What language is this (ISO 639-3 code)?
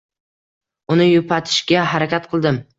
uzb